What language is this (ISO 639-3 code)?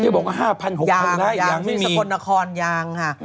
tha